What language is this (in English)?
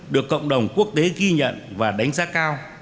Vietnamese